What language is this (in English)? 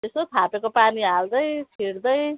Nepali